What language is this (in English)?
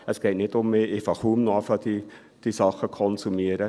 Swiss German